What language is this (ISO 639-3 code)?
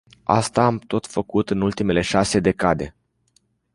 ron